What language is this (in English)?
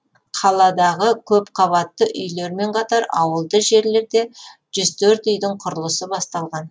Kazakh